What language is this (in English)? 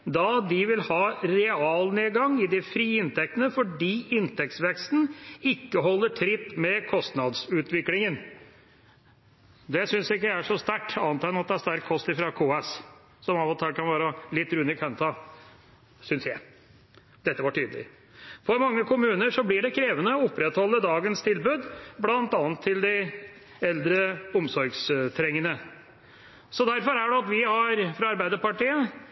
Norwegian Bokmål